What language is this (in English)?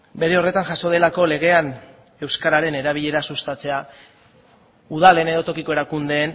Basque